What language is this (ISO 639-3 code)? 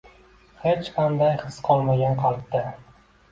uzb